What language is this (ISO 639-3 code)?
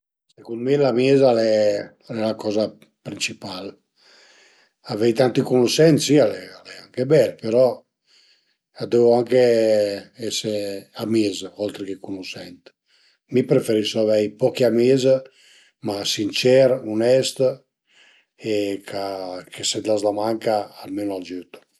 pms